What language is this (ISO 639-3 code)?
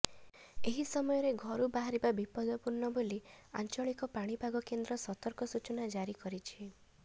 ori